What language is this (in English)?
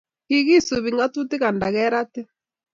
Kalenjin